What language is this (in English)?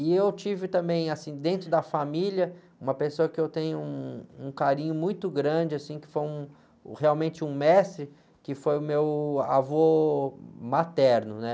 Portuguese